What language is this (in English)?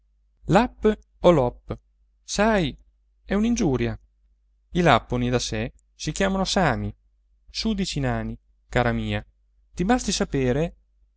Italian